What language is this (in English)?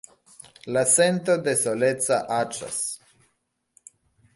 Esperanto